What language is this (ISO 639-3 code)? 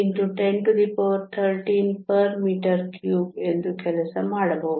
kan